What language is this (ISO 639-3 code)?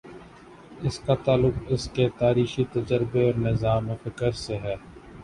urd